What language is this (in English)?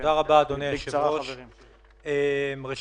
Hebrew